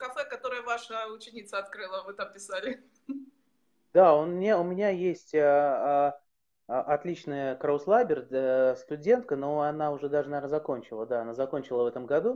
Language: Russian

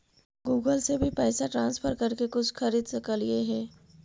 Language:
Magahi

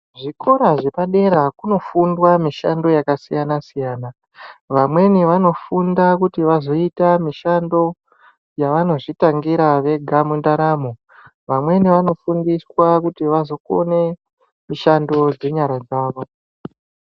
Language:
Ndau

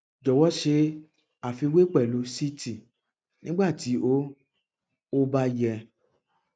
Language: Yoruba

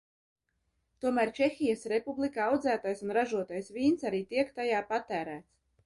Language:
Latvian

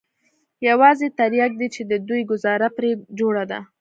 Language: Pashto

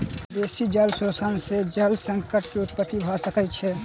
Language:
Maithili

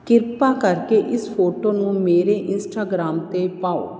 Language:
Punjabi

